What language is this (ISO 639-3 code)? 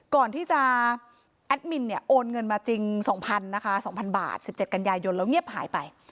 tha